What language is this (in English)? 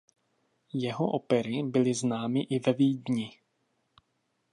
Czech